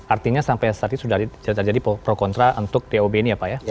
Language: Indonesian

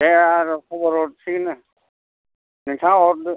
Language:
Bodo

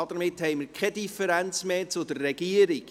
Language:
Swiss German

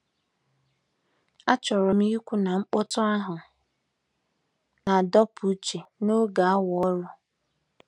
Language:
Igbo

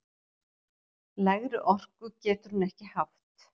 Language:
Icelandic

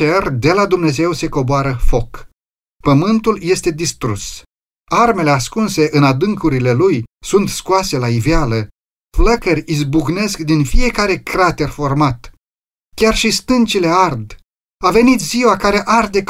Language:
Romanian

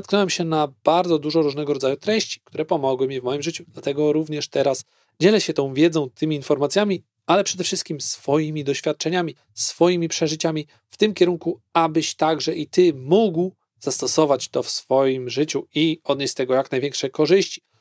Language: Polish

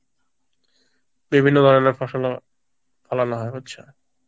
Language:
Bangla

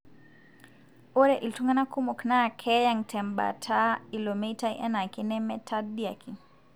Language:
Masai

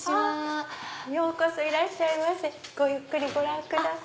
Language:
Japanese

